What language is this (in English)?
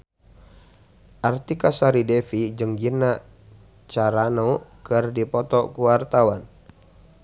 Sundanese